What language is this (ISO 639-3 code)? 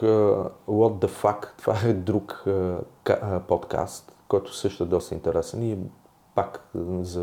bul